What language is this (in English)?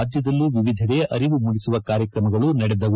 Kannada